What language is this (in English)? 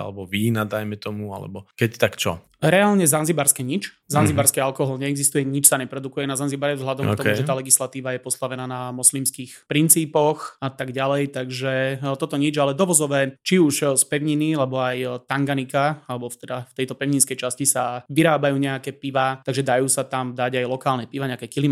Slovak